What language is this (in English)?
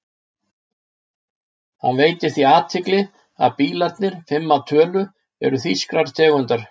Icelandic